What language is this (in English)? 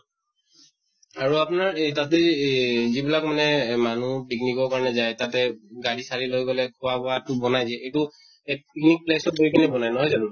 Assamese